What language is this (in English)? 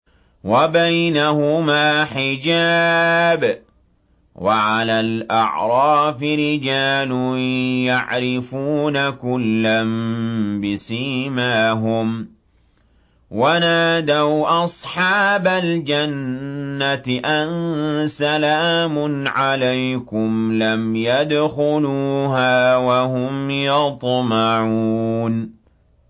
Arabic